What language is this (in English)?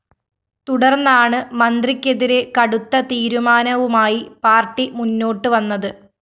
Malayalam